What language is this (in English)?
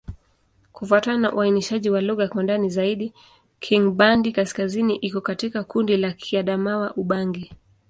Swahili